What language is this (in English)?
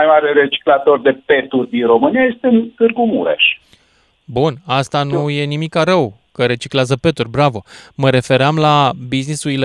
Romanian